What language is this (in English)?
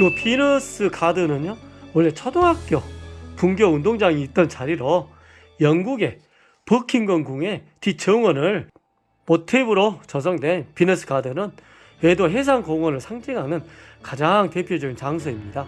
Korean